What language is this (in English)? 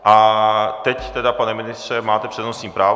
Czech